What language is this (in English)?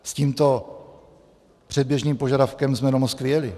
Czech